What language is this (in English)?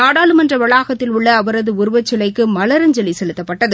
Tamil